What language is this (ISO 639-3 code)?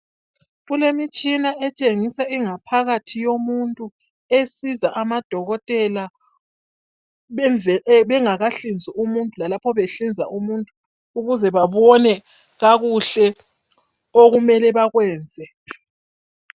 nde